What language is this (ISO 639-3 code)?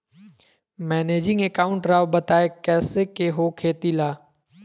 mag